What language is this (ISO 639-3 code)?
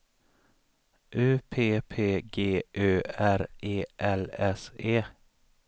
swe